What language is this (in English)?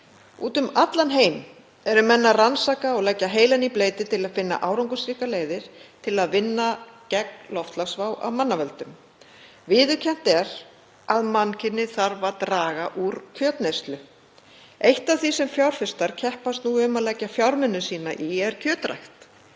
Icelandic